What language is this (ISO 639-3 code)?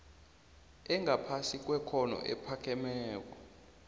nbl